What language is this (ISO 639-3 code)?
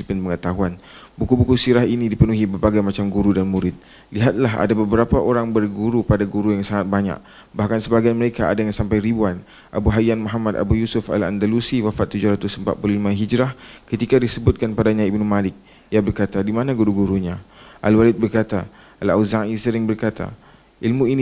msa